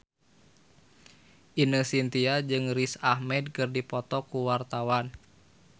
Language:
Sundanese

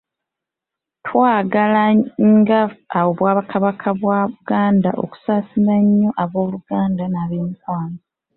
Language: Ganda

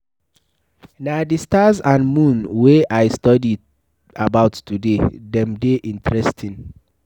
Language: Nigerian Pidgin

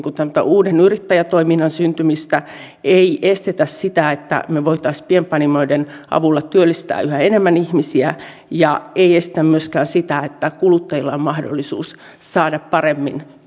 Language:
Finnish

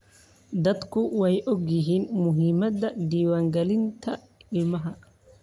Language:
Somali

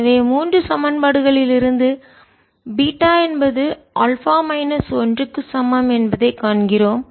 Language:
Tamil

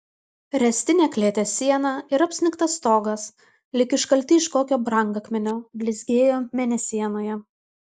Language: Lithuanian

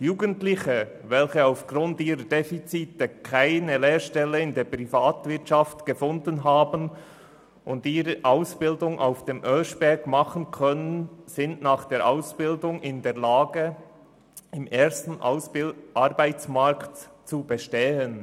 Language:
Swiss German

